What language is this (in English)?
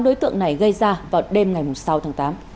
Vietnamese